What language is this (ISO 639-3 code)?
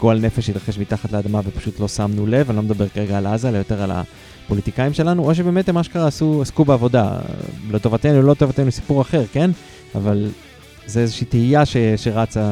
heb